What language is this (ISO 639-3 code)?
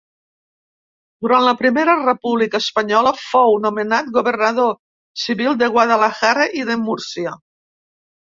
cat